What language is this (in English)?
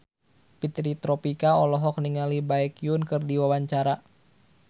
Sundanese